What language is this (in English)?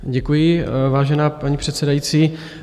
Czech